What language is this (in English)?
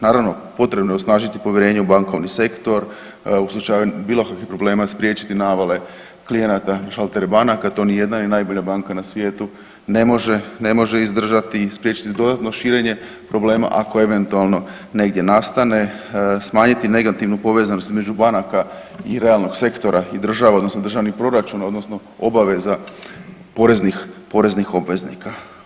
Croatian